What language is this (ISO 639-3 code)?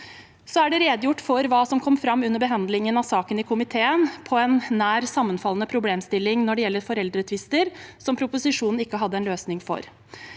nor